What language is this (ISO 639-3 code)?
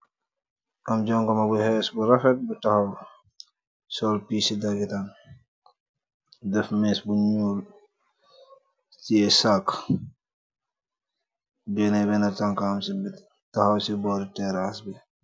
wol